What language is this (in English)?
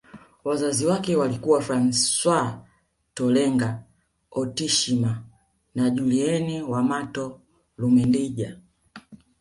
Swahili